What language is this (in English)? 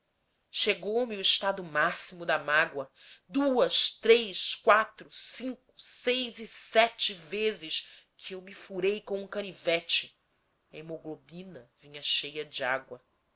Portuguese